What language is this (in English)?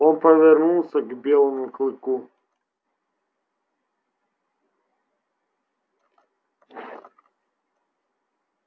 Russian